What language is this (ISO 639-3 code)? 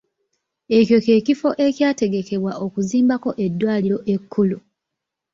lug